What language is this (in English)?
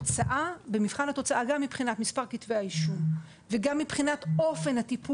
Hebrew